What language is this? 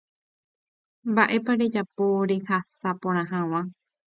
Guarani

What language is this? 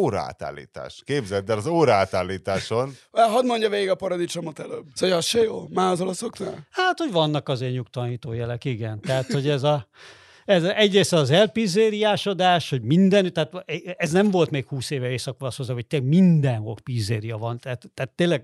Hungarian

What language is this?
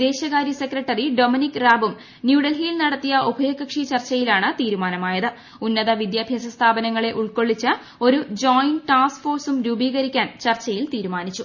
Malayalam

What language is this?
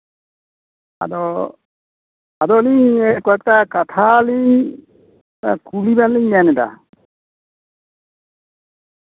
Santali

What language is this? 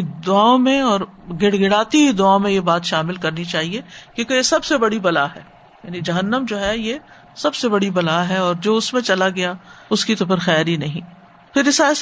Urdu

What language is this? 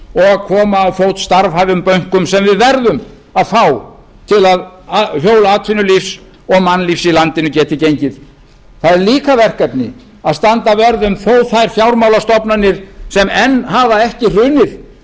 Icelandic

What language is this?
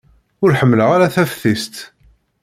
Kabyle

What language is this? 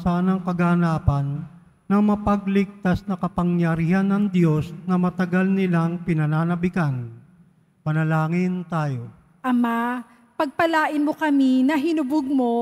Filipino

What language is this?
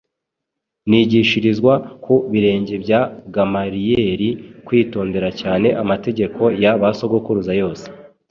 Kinyarwanda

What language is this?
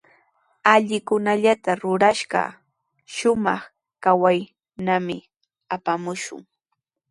Sihuas Ancash Quechua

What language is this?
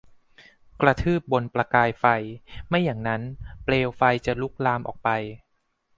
Thai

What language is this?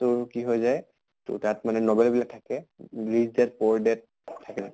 Assamese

